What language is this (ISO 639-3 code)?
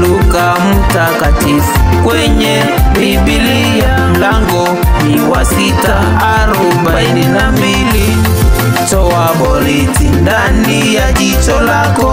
ind